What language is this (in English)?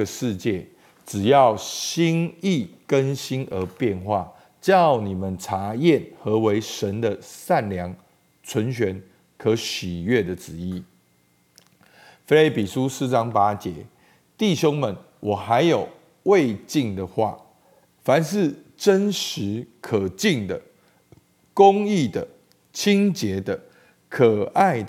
Chinese